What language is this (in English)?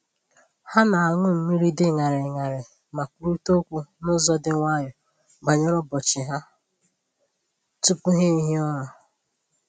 Igbo